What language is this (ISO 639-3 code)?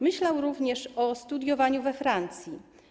pol